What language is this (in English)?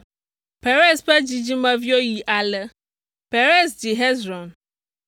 Ewe